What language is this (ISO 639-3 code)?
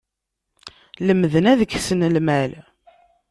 kab